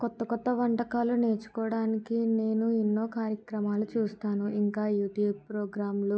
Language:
Telugu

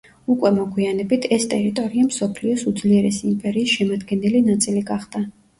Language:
Georgian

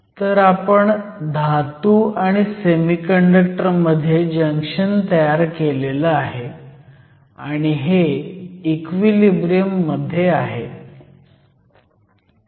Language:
Marathi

